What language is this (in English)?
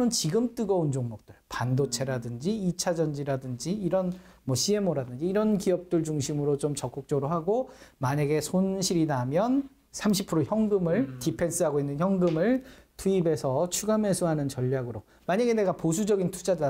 Korean